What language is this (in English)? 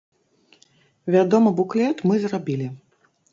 Belarusian